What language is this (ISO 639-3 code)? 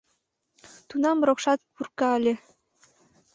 chm